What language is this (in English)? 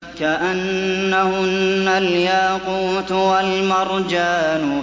Arabic